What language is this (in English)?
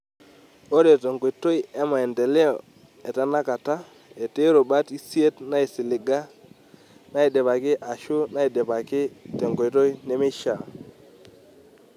Masai